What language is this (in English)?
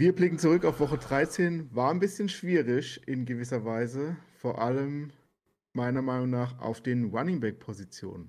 German